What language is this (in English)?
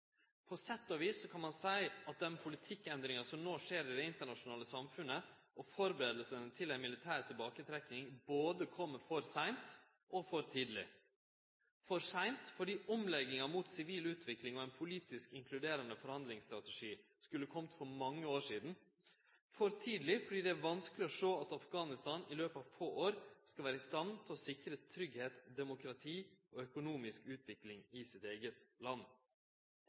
Norwegian Nynorsk